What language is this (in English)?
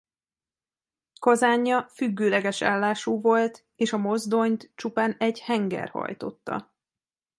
Hungarian